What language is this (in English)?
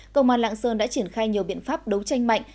Vietnamese